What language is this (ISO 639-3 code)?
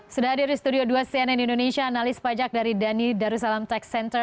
ind